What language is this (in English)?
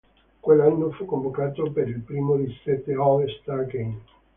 Italian